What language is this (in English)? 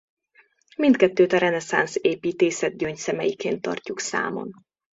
Hungarian